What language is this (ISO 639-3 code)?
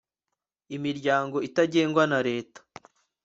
kin